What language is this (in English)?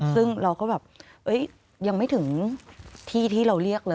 Thai